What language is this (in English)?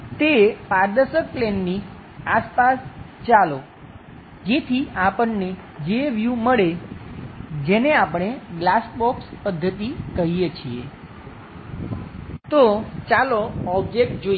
Gujarati